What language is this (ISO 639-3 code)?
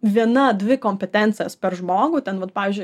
lit